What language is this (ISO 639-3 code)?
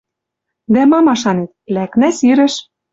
mrj